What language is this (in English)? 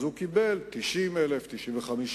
Hebrew